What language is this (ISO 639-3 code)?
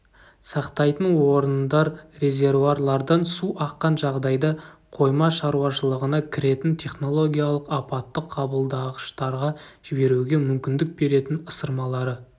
kaz